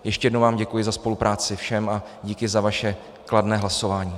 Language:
Czech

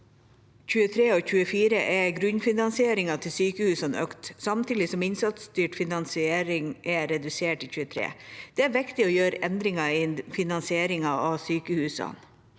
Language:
Norwegian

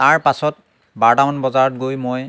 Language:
Assamese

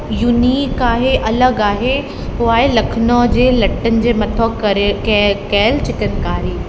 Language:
Sindhi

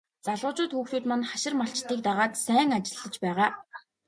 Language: Mongolian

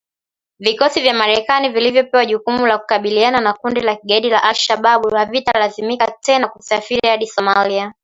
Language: Swahili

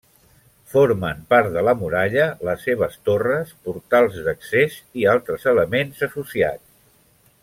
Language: Catalan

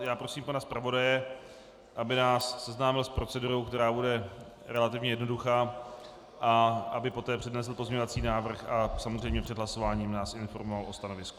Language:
Czech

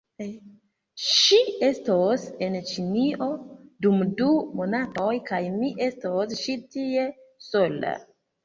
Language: Esperanto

